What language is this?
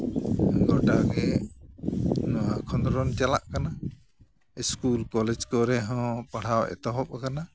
Santali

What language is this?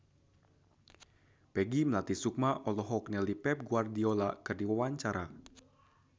Sundanese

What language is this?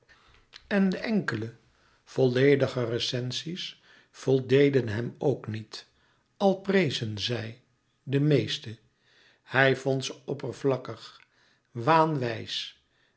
Dutch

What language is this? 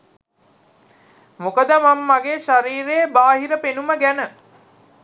Sinhala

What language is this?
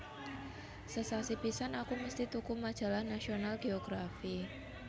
Javanese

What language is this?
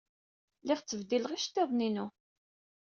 Kabyle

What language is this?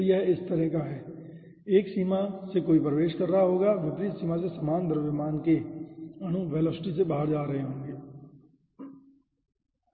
Hindi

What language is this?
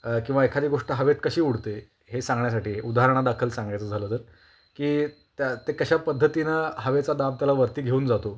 Marathi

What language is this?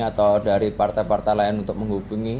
Indonesian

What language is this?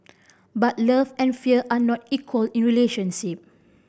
English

